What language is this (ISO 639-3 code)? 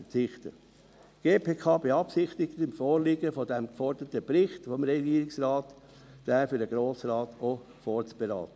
gsw